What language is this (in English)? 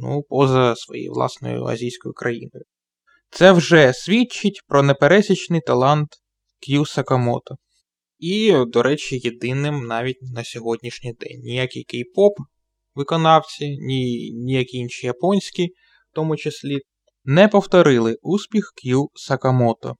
Ukrainian